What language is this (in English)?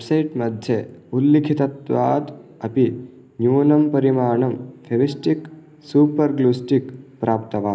Sanskrit